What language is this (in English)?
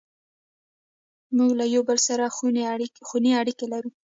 Pashto